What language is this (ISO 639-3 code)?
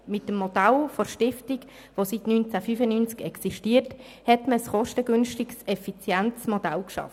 gsw